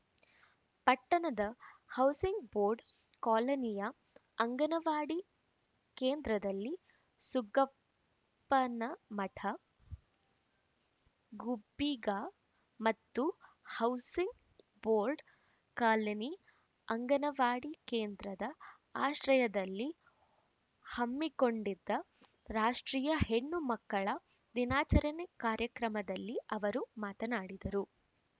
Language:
Kannada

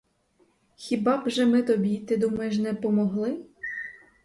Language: Ukrainian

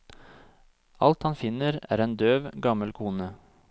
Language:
Norwegian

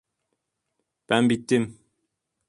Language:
Turkish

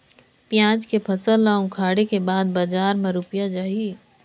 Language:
Chhattisgarhi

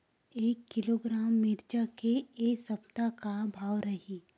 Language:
Chhattisgarhi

